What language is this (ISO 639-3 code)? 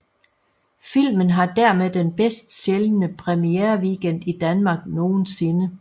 dan